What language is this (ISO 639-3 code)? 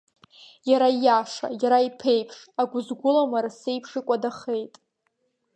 abk